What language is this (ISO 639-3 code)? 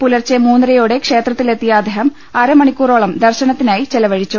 mal